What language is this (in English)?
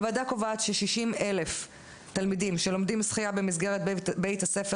Hebrew